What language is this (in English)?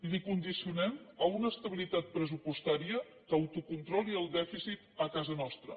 Catalan